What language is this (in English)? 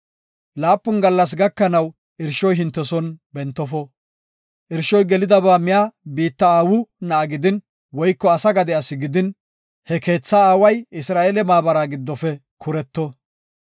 Gofa